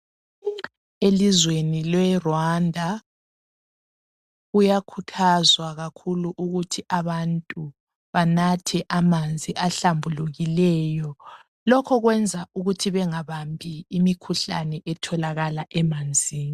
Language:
North Ndebele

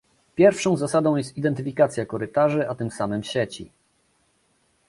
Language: Polish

